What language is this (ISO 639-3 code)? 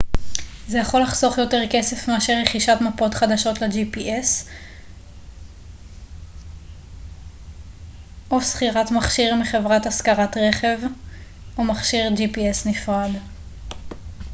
heb